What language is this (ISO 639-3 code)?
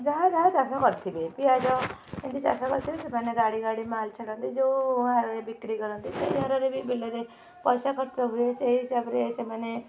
ori